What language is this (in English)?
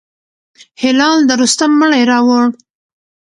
Pashto